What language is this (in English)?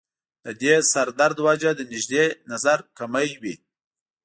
Pashto